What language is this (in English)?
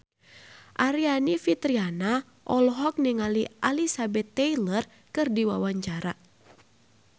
Sundanese